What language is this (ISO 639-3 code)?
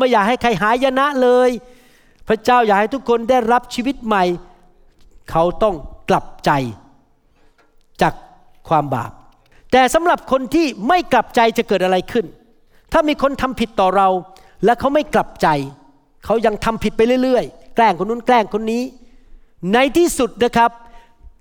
tha